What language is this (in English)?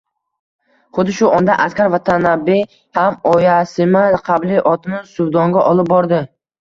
Uzbek